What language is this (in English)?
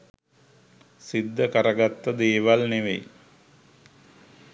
Sinhala